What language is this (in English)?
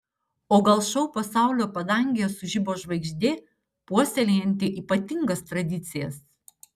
Lithuanian